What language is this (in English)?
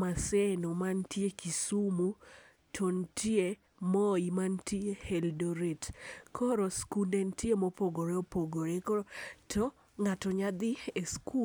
Luo (Kenya and Tanzania)